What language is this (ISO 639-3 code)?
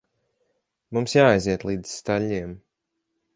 lav